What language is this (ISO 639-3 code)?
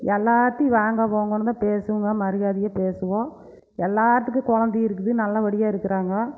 tam